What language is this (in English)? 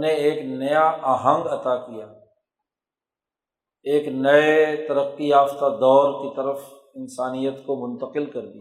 Urdu